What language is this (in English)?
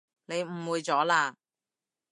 Cantonese